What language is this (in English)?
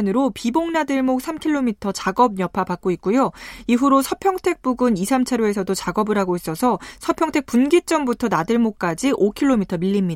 Korean